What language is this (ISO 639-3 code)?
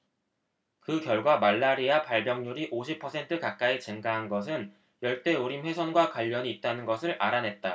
kor